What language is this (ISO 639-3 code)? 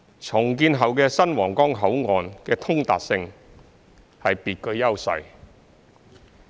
yue